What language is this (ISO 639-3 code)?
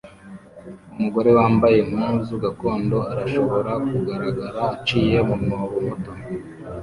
kin